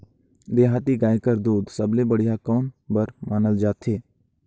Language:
Chhattisgarhi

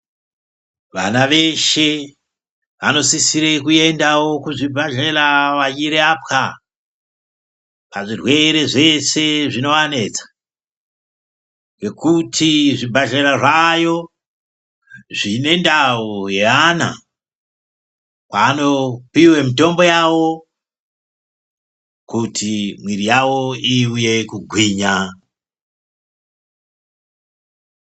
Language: Ndau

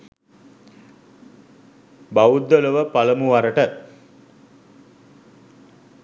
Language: Sinhala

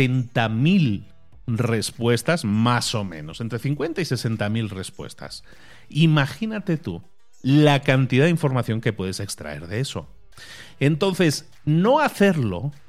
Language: Spanish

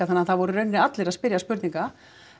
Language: Icelandic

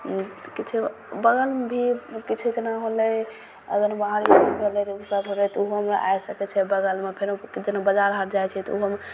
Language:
Maithili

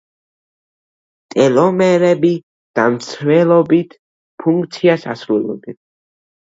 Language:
Georgian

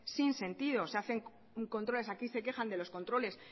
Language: Spanish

